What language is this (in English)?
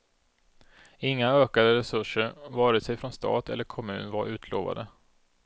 Swedish